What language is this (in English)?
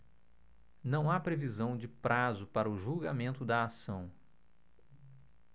Portuguese